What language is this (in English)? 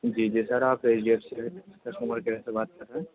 Urdu